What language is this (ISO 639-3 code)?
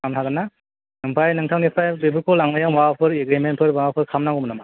brx